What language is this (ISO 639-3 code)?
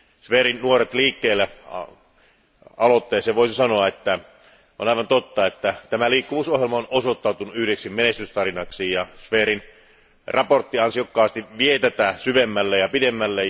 fin